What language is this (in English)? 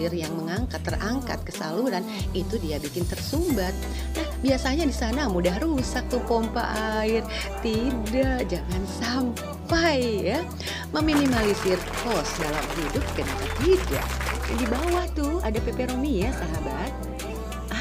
Indonesian